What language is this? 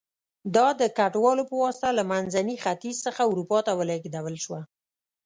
Pashto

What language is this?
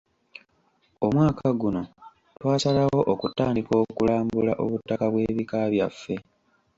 Ganda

